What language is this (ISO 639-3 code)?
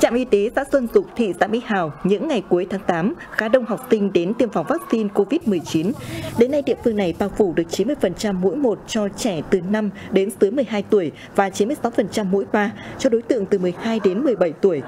vie